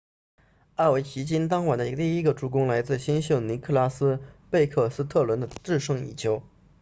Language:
Chinese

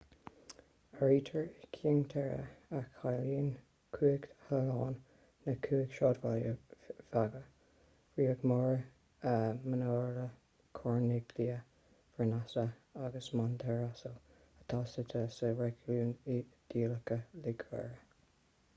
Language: Irish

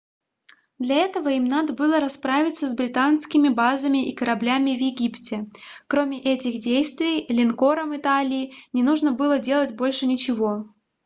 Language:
Russian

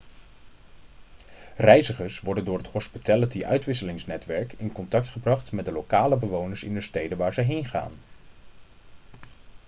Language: Dutch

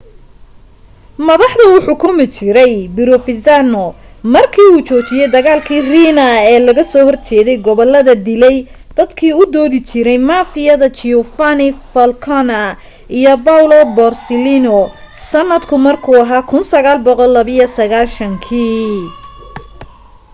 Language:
Somali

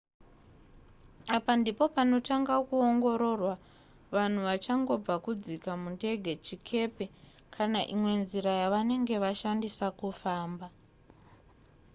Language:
Shona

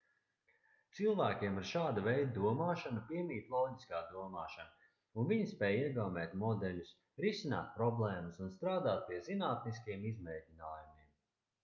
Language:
Latvian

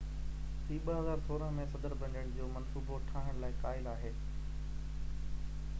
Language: Sindhi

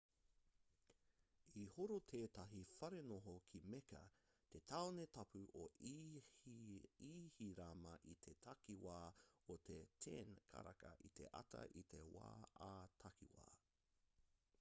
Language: Māori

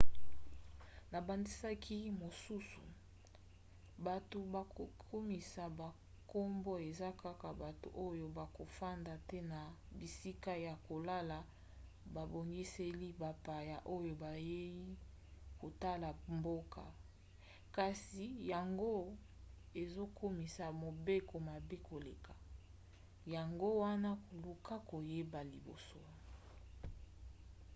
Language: Lingala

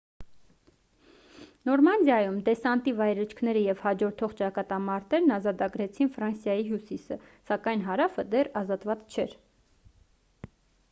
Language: Armenian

